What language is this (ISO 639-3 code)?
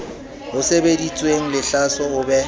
sot